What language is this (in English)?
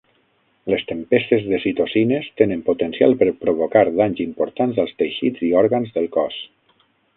Catalan